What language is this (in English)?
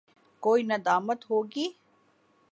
Urdu